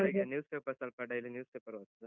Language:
Kannada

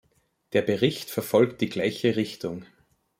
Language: German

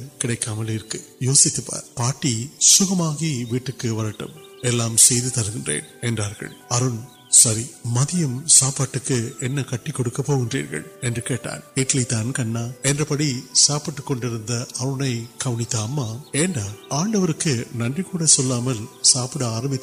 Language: Urdu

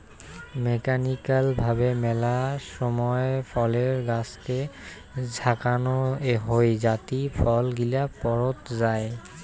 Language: Bangla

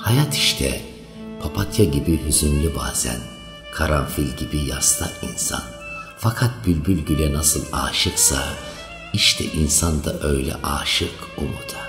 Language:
Turkish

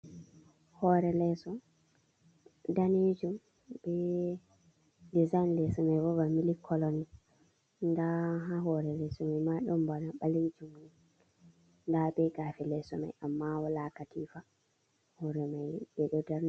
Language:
Fula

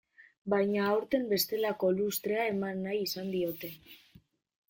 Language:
Basque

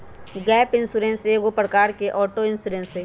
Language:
Magahi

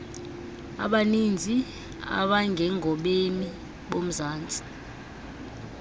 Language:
Xhosa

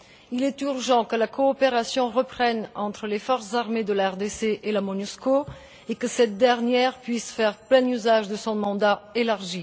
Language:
French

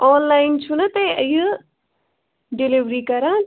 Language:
Kashmiri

